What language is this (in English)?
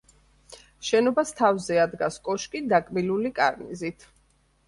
Georgian